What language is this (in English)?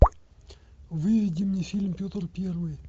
Russian